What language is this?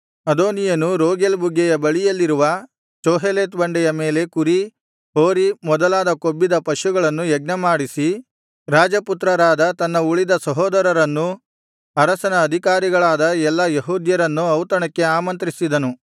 Kannada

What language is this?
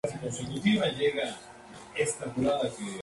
Spanish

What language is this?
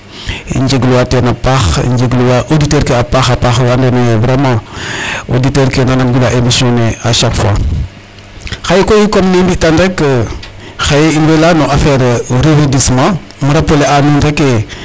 Serer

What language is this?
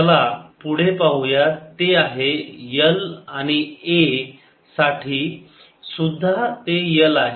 Marathi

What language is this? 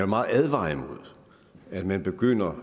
Danish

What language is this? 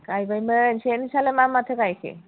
Bodo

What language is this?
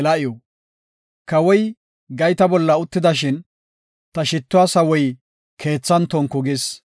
Gofa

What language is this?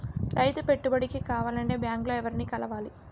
Telugu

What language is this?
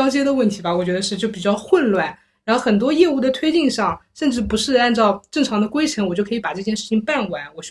Chinese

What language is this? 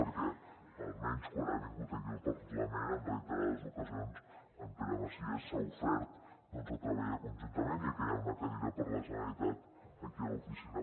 Catalan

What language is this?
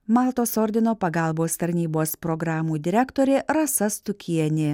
Lithuanian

